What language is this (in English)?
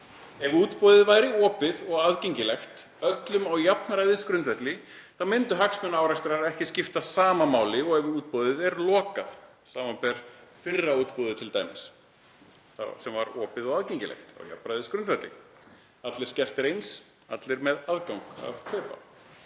Icelandic